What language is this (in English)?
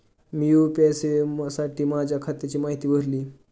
Marathi